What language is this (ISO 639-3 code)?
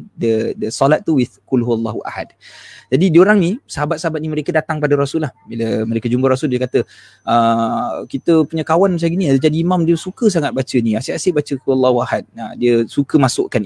msa